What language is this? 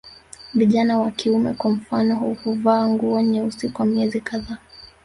Swahili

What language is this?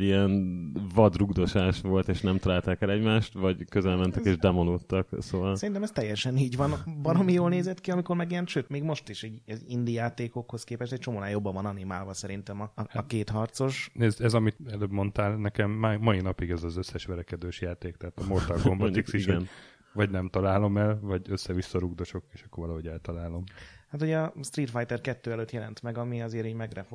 Hungarian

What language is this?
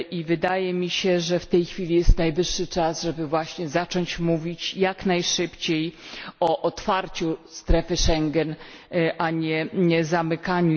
Polish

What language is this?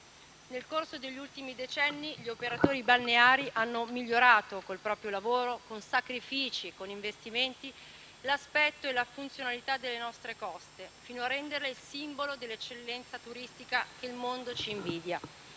Italian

